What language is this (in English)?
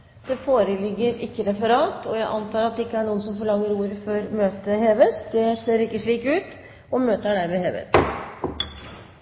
Norwegian Bokmål